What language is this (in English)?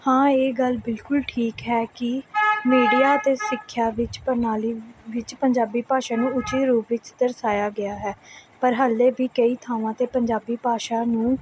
Punjabi